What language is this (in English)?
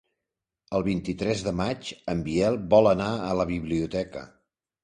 Catalan